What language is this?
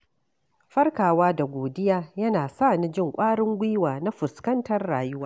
Hausa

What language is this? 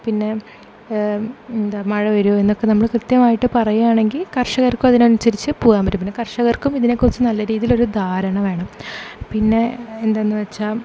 Malayalam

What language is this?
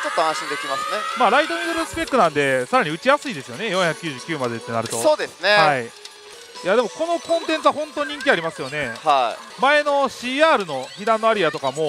Japanese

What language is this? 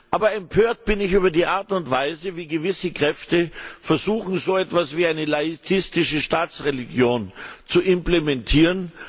German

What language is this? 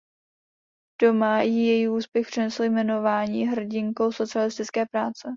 Czech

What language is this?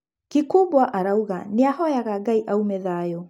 Kikuyu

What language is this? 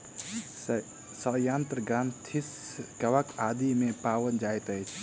Maithili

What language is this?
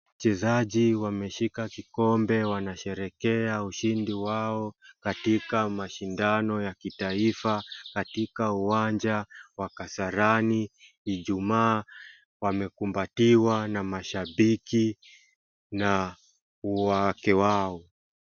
Swahili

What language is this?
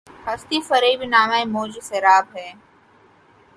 Urdu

